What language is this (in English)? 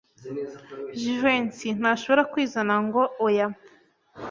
Kinyarwanda